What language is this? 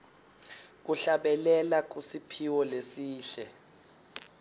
Swati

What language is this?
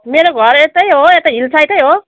Nepali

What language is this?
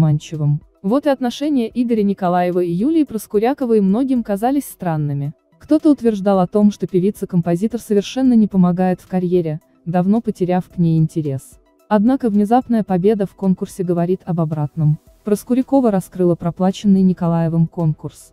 Russian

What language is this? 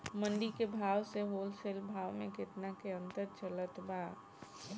Bhojpuri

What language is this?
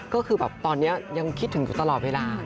Thai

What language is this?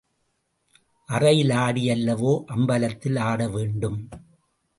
Tamil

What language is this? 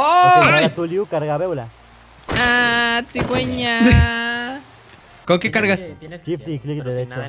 Spanish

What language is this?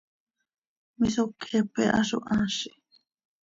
Seri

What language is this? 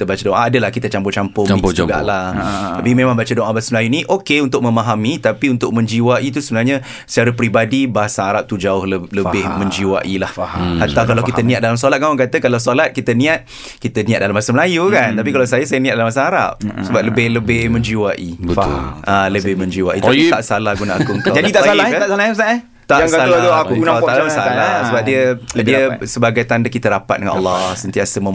Malay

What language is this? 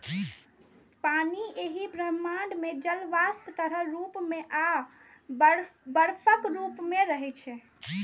Maithili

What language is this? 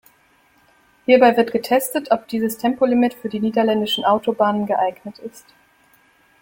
German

